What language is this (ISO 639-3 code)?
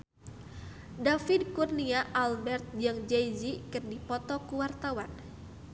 sun